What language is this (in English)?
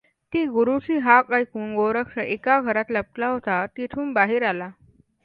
Marathi